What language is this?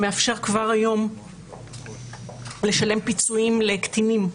Hebrew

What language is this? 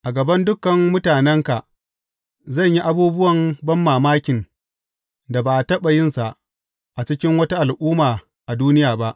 Hausa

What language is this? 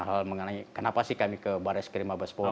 Indonesian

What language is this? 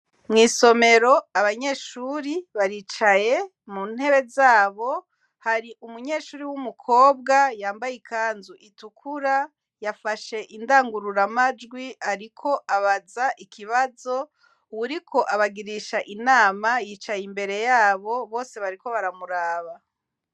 Rundi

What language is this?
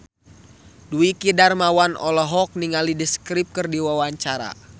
Sundanese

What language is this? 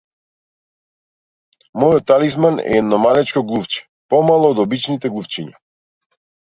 Macedonian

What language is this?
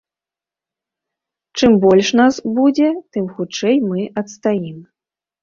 Belarusian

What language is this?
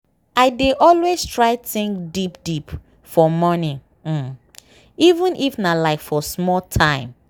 Nigerian Pidgin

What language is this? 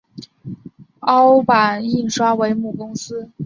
Chinese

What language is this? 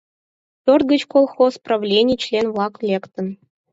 Mari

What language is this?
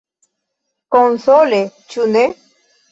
Esperanto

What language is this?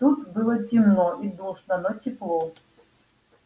Russian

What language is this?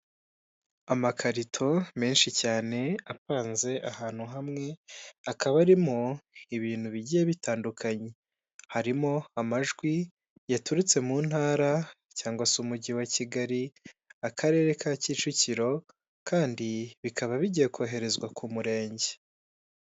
Kinyarwanda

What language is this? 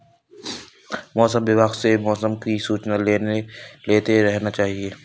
Hindi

